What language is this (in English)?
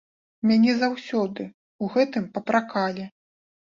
Belarusian